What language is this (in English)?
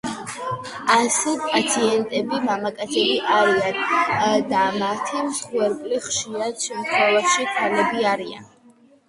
Georgian